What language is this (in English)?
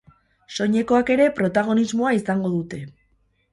Basque